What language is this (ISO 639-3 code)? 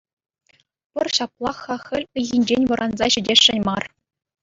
chv